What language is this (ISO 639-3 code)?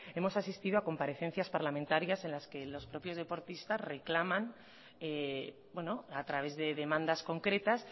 spa